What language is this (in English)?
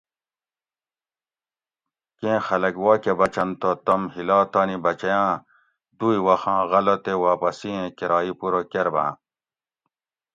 Gawri